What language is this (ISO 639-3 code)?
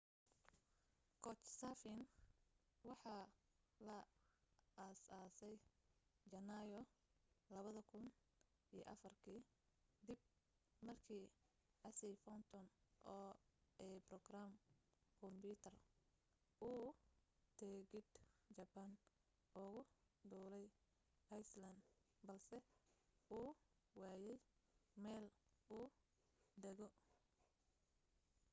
som